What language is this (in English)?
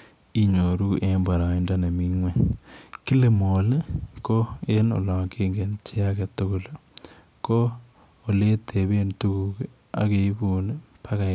Kalenjin